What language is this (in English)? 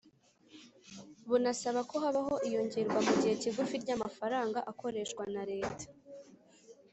Kinyarwanda